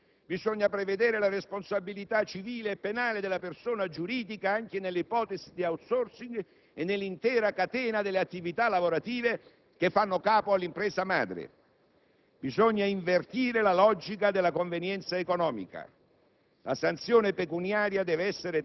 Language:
Italian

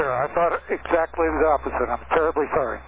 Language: English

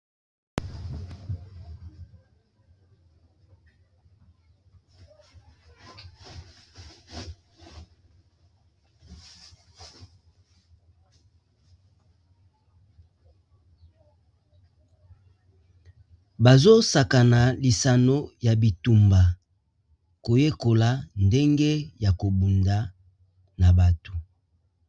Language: Lingala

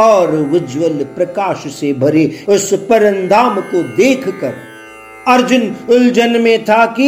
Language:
Hindi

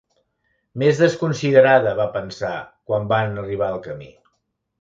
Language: Catalan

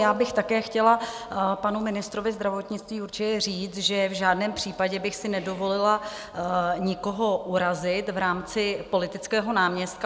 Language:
Czech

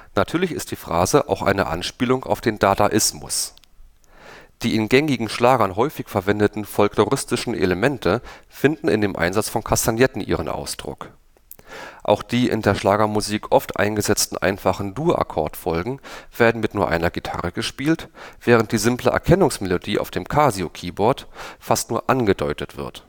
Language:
German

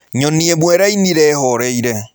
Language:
Kikuyu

